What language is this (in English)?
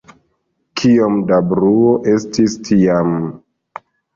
Esperanto